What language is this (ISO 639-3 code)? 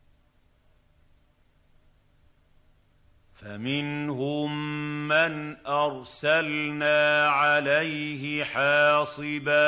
ara